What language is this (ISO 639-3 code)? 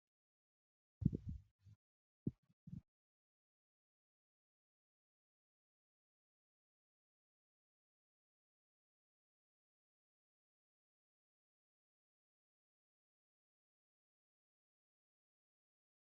orm